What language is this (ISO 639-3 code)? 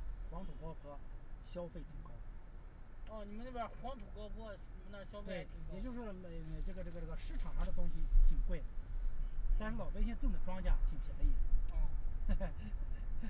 zho